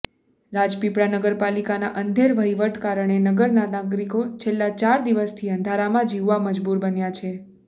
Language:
Gujarati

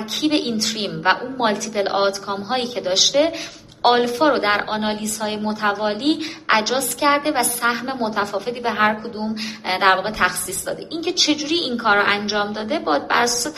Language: Persian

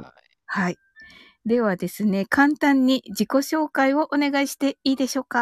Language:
Japanese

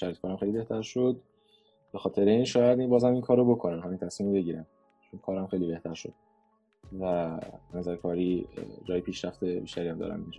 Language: Persian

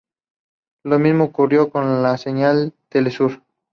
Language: Spanish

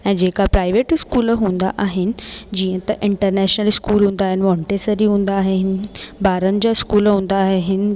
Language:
Sindhi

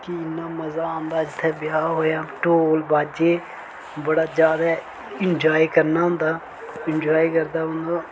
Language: Dogri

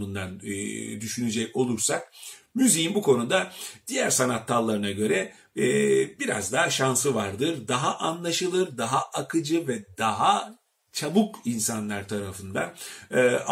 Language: Turkish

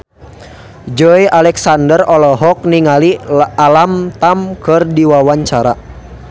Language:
Sundanese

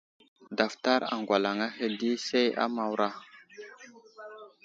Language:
Wuzlam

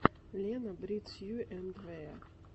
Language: Russian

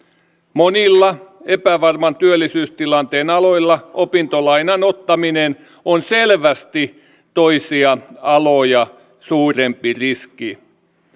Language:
Finnish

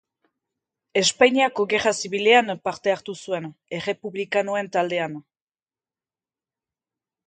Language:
Basque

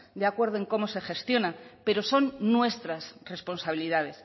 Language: Spanish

